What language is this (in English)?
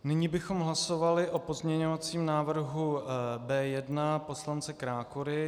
Czech